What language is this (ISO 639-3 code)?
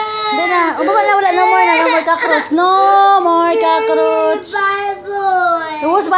kor